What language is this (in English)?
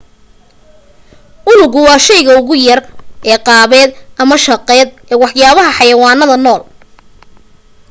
Somali